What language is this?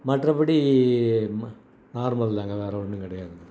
Tamil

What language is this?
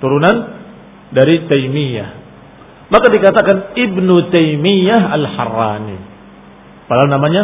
Indonesian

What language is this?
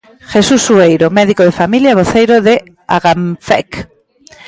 Galician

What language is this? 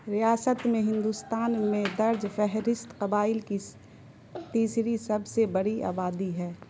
Urdu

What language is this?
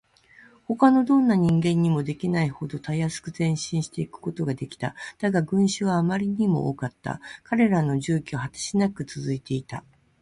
Japanese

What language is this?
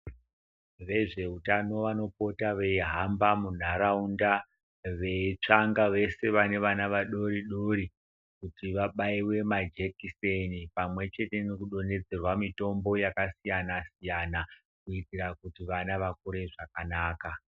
Ndau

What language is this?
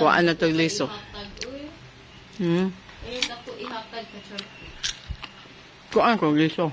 Filipino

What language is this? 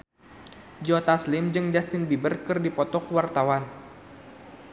Sundanese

